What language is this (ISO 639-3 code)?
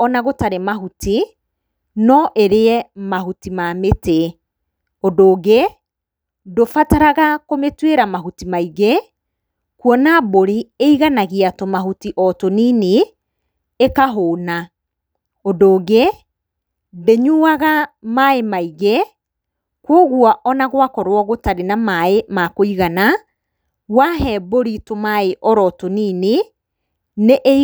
kik